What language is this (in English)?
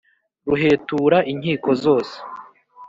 Kinyarwanda